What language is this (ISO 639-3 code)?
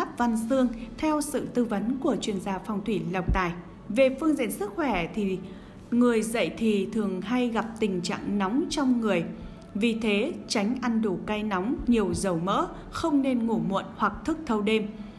vie